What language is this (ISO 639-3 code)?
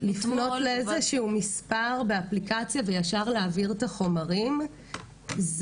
heb